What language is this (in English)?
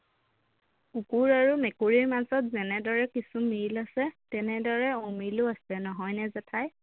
Assamese